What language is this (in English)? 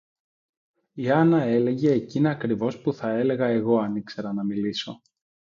Greek